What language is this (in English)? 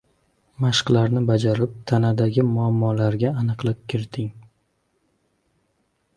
Uzbek